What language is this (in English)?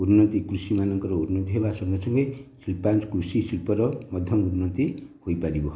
Odia